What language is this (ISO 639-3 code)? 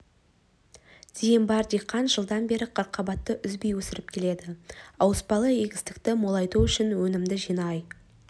kaz